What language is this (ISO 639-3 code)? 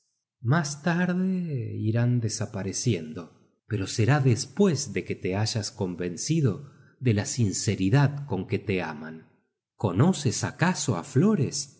spa